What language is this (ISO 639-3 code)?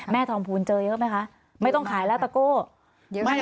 tha